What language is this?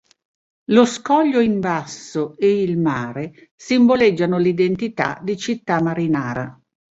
Italian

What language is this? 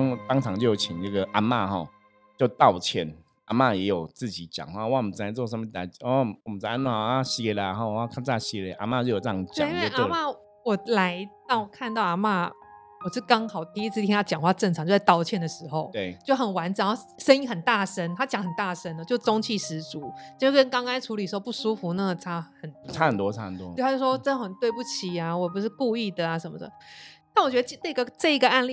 Chinese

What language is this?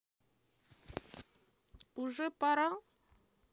Russian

